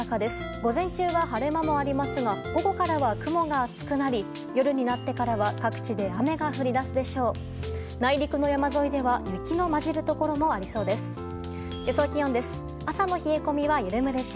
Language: Japanese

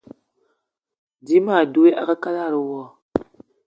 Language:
Eton (Cameroon)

